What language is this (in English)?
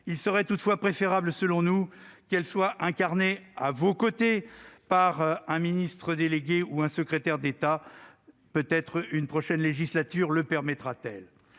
French